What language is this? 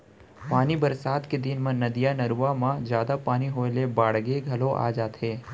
Chhattisgarhi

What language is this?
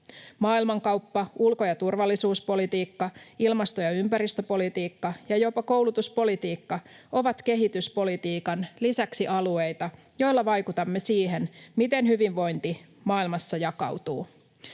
Finnish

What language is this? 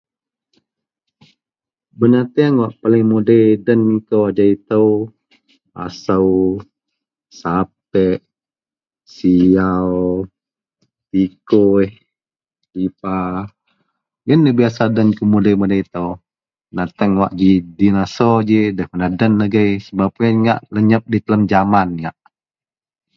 Central Melanau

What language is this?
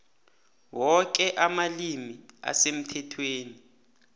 South Ndebele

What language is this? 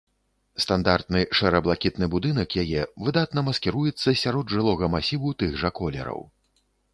Belarusian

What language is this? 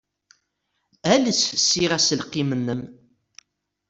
Kabyle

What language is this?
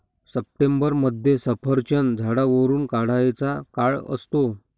Marathi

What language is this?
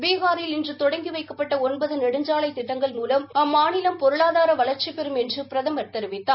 Tamil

